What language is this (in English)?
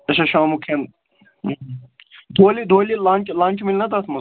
Kashmiri